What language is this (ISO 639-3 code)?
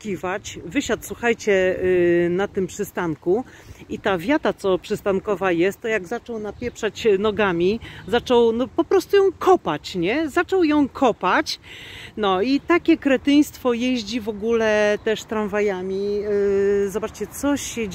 pol